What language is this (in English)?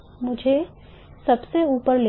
Hindi